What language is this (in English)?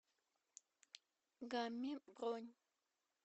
Russian